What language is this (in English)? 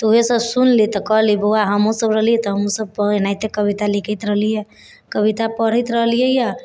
Maithili